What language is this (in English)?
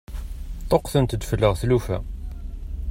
Kabyle